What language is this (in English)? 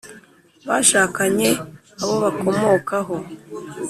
Kinyarwanda